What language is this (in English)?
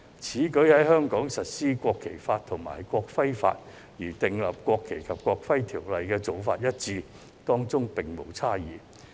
Cantonese